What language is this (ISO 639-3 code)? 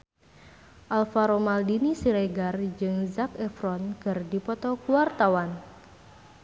sun